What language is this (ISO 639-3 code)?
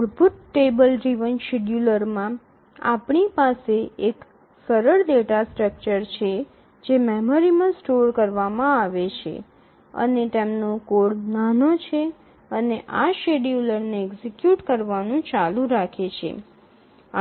guj